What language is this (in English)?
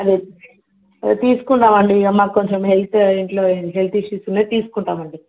Telugu